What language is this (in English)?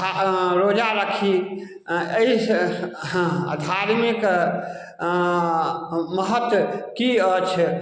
Maithili